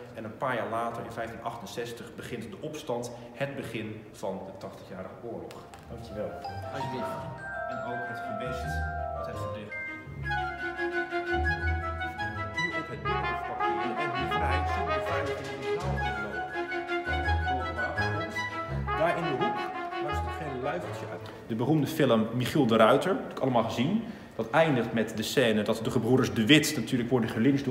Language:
Dutch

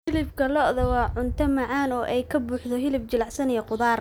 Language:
Somali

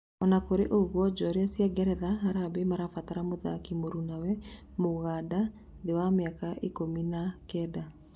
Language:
Kikuyu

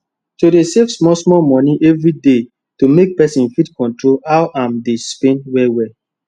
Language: Nigerian Pidgin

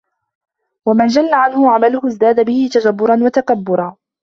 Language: Arabic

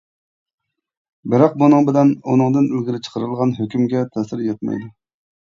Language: Uyghur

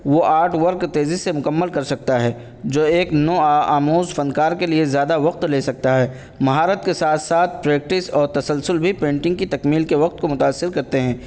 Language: Urdu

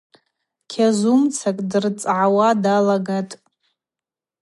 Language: Abaza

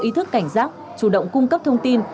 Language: Vietnamese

